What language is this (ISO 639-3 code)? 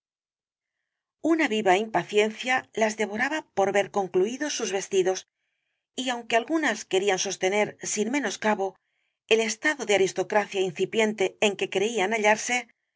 spa